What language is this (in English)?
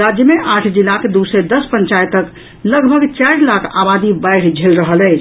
Maithili